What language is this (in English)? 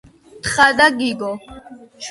Georgian